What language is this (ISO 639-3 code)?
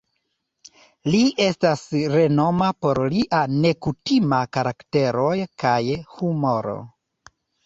epo